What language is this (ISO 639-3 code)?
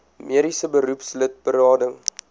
afr